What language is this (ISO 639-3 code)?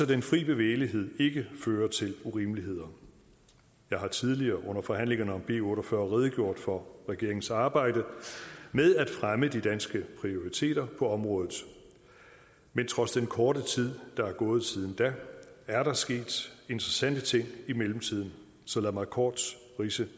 dan